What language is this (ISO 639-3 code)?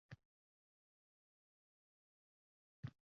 uzb